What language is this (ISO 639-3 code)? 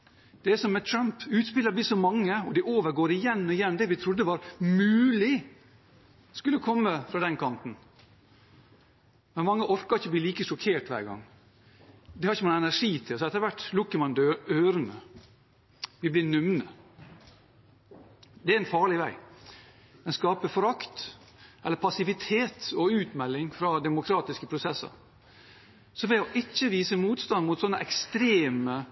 nob